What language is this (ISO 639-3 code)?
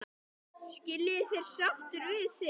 isl